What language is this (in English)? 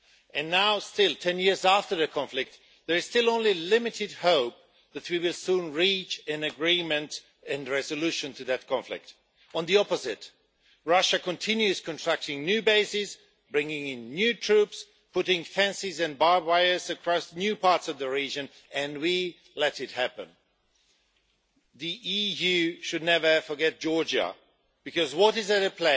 English